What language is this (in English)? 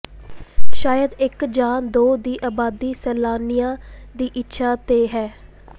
Punjabi